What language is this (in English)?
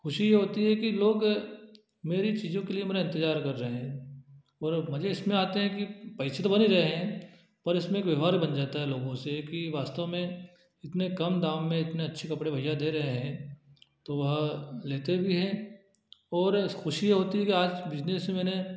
Hindi